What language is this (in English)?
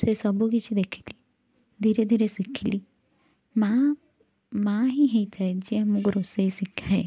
Odia